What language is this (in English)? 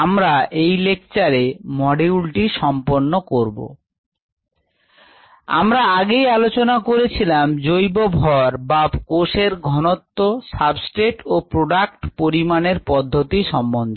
Bangla